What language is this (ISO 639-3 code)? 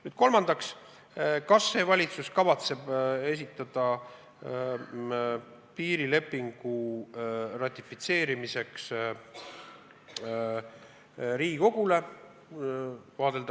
est